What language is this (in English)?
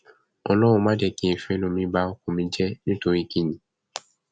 Yoruba